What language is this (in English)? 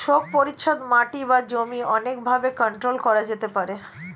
Bangla